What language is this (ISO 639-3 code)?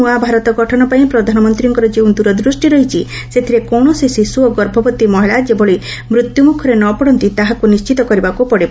ori